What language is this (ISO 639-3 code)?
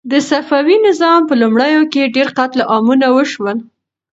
pus